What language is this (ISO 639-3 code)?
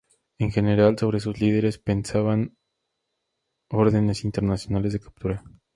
spa